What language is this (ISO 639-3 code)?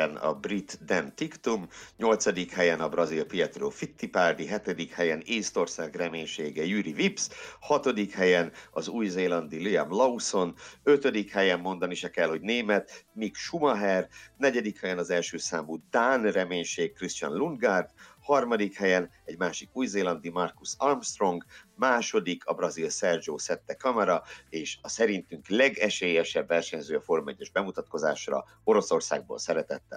hun